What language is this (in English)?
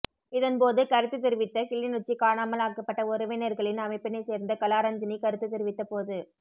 Tamil